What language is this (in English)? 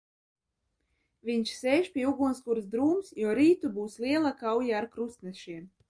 Latvian